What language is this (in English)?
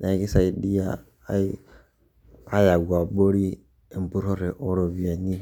Masai